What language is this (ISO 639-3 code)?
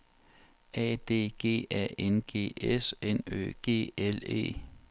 dan